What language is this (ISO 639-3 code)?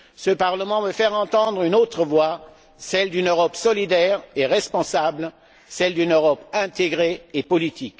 fra